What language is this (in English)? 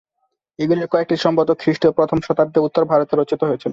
Bangla